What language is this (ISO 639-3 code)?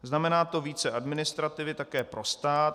ces